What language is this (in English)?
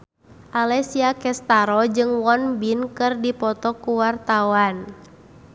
Sundanese